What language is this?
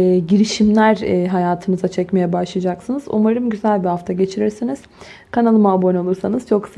Turkish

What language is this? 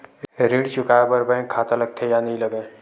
Chhattisgarhi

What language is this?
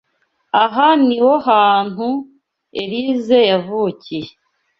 Kinyarwanda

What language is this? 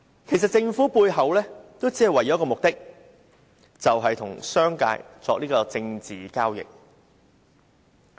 Cantonese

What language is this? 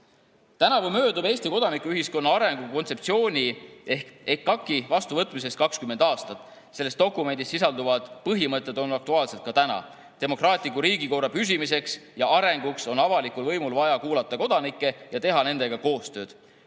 Estonian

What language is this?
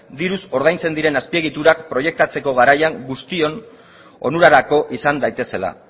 Basque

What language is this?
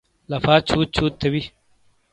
Shina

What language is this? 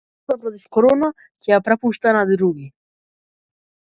Macedonian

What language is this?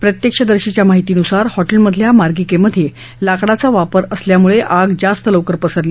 Marathi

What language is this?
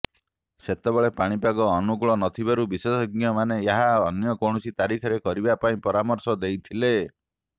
Odia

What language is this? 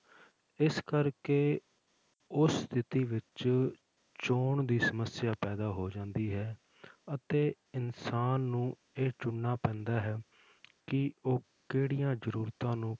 Punjabi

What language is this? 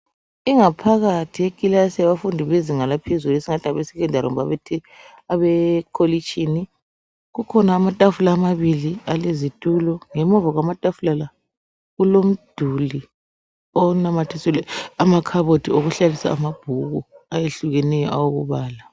North Ndebele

